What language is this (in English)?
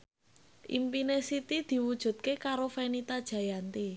Javanese